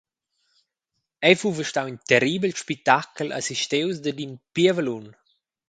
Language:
Romansh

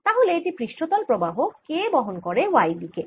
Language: Bangla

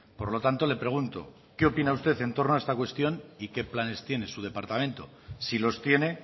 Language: Spanish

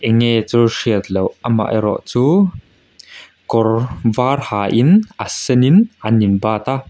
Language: Mizo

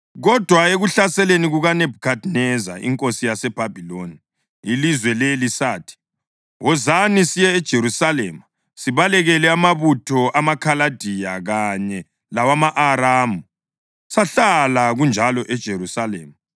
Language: North Ndebele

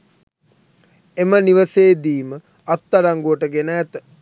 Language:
Sinhala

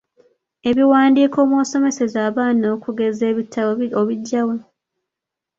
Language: Ganda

